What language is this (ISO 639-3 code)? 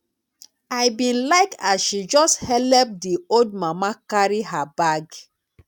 pcm